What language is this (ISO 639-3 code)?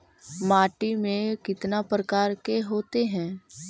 mag